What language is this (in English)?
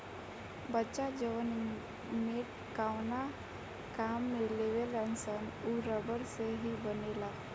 Bhojpuri